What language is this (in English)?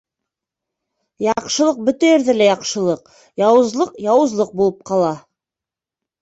Bashkir